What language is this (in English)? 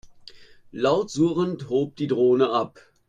German